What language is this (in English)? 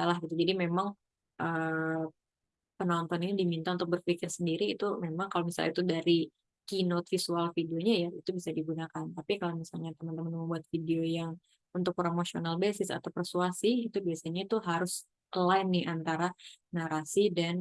Indonesian